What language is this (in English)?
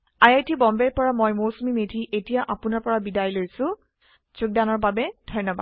Assamese